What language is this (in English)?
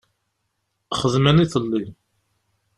Kabyle